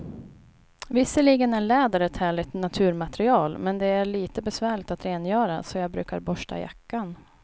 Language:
Swedish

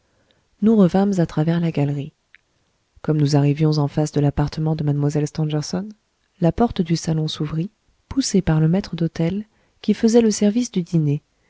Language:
French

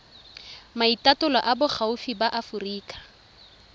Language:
Tswana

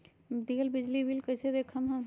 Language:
Magahi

